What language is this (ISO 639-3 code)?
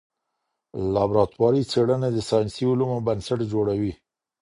pus